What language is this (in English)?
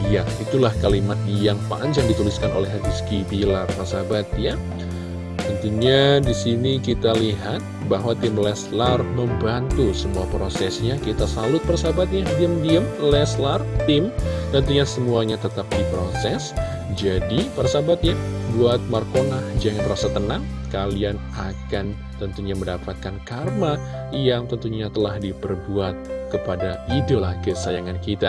Indonesian